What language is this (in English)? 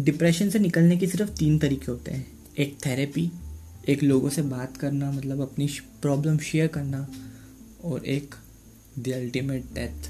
Hindi